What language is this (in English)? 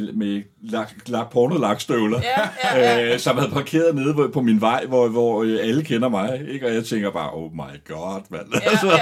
Danish